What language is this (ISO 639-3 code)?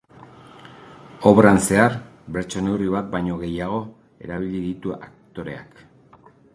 eus